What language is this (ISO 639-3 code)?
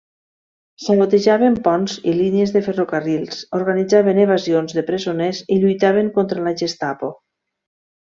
cat